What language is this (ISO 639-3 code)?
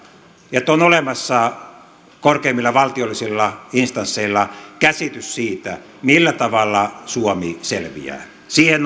fin